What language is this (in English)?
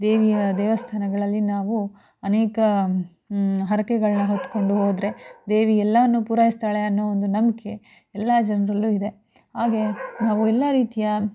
Kannada